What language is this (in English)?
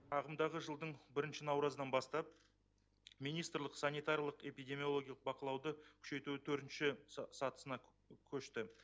Kazakh